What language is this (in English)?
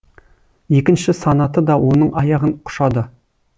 Kazakh